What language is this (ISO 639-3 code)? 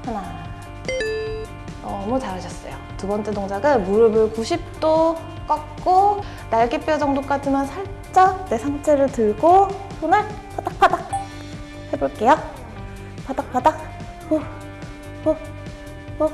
kor